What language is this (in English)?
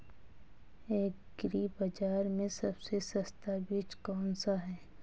Hindi